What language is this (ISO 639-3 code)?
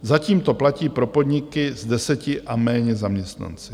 ces